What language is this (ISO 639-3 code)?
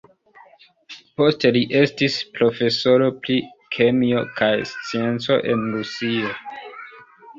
epo